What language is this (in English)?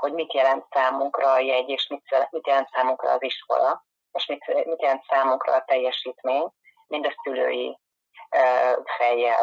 Hungarian